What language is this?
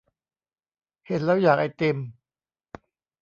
Thai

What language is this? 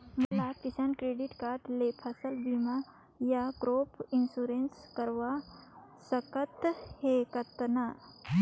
Chhattisgarhi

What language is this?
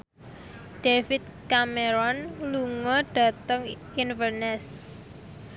Javanese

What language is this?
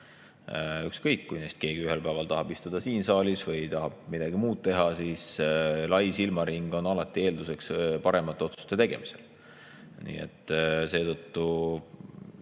Estonian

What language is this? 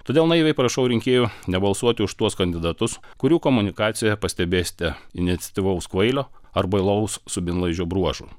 Lithuanian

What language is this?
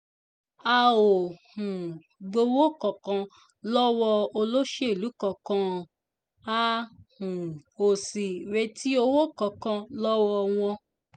Yoruba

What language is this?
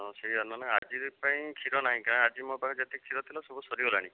Odia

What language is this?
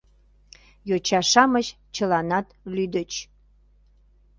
Mari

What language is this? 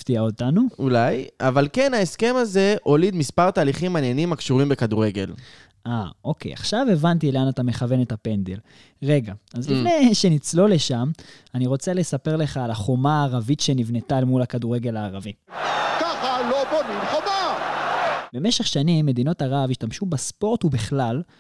Hebrew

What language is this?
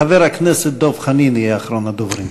Hebrew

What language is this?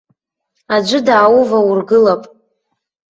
Abkhazian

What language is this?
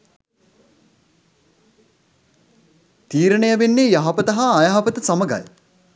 Sinhala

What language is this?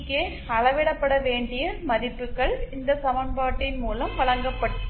Tamil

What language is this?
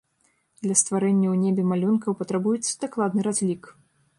Belarusian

